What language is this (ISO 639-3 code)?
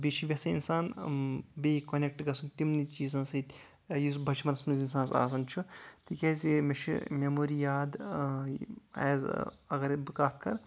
kas